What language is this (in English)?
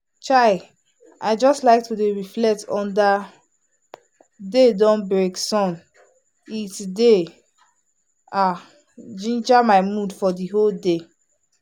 Nigerian Pidgin